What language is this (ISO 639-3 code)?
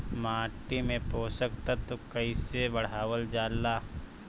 bho